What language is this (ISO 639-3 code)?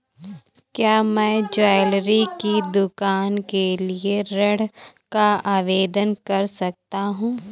hin